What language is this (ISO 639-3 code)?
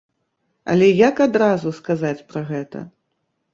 bel